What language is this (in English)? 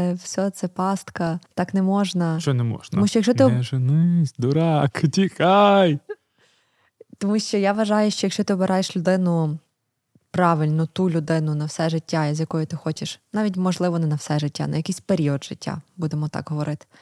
Ukrainian